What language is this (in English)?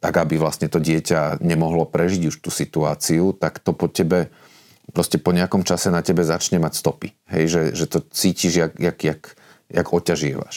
Slovak